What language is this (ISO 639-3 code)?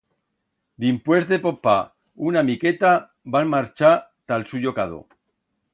arg